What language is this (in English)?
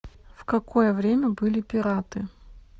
Russian